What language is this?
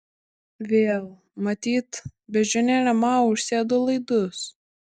Lithuanian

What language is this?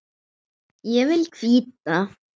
Icelandic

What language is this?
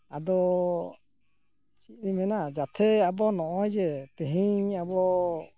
Santali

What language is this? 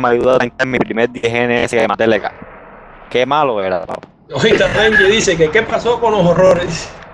Spanish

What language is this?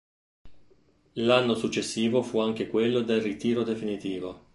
Italian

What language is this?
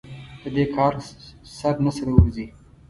Pashto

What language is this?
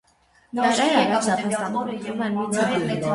Armenian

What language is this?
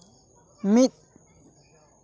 Santali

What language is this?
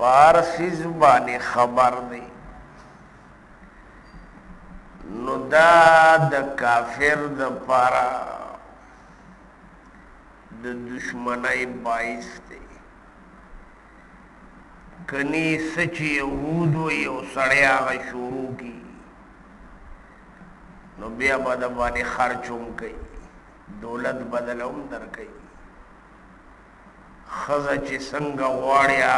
Indonesian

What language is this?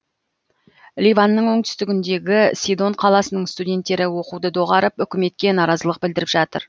Kazakh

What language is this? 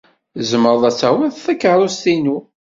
Kabyle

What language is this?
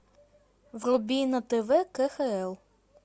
Russian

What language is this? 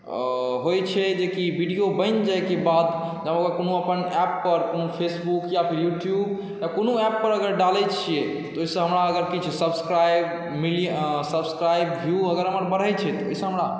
Maithili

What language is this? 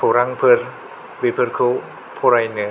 Bodo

